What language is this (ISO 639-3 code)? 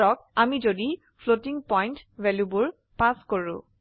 asm